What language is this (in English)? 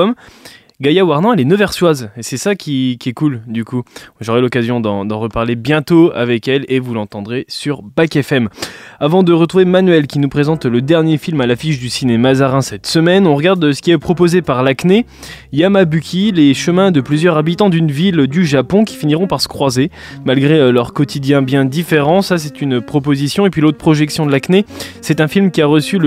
French